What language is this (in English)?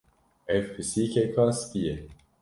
Kurdish